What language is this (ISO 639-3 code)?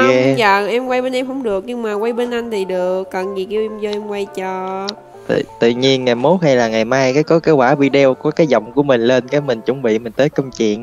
vie